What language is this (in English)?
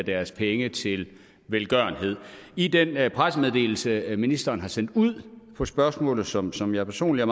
Danish